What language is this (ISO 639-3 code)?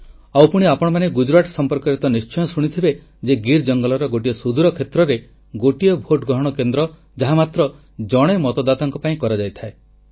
ori